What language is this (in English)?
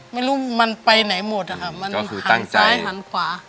Thai